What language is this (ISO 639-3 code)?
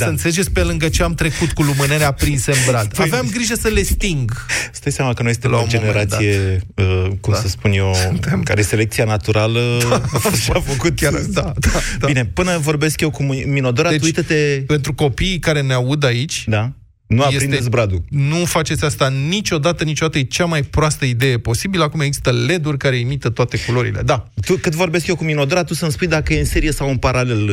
ron